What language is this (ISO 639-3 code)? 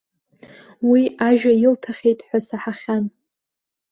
abk